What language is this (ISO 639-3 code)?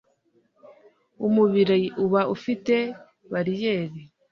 kin